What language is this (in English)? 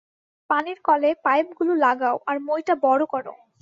Bangla